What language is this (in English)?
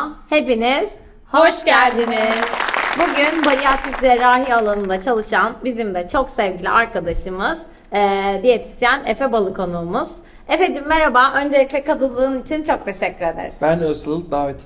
Turkish